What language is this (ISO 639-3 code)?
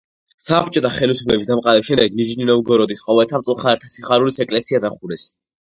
kat